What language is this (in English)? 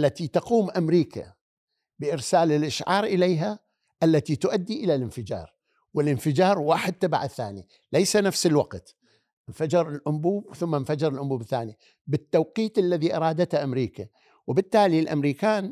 Arabic